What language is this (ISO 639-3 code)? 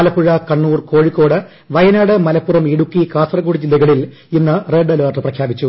mal